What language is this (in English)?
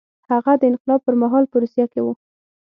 Pashto